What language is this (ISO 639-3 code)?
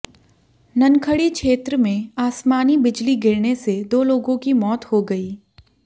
hin